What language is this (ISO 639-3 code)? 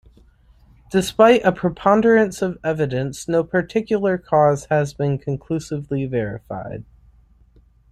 eng